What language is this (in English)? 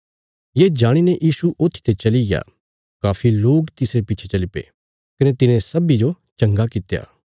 Bilaspuri